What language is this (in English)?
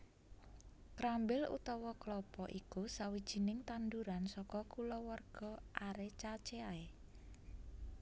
Javanese